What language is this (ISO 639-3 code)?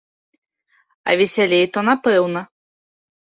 bel